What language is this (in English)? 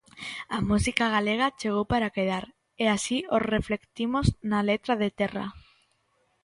Galician